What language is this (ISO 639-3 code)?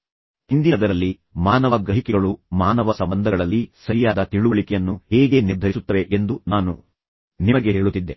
kan